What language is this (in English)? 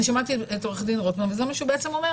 Hebrew